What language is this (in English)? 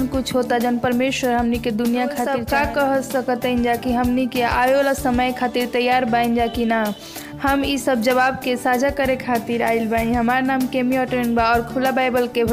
Hindi